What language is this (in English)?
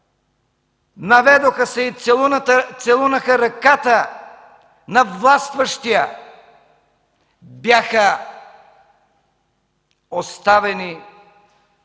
Bulgarian